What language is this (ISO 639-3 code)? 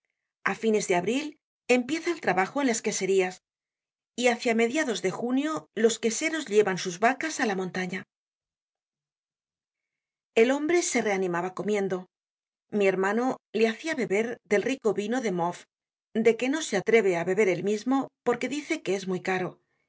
spa